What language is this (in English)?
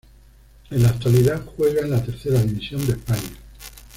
Spanish